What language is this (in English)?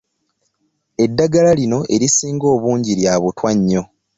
Ganda